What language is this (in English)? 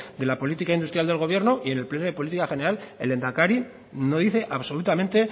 Spanish